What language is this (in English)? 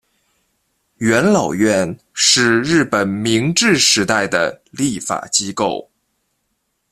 Chinese